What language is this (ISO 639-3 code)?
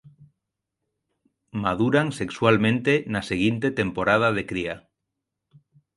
glg